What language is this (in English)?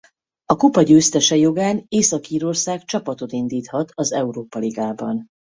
Hungarian